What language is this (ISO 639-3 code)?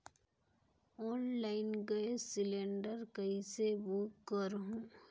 hne